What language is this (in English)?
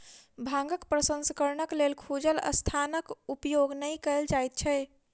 Maithili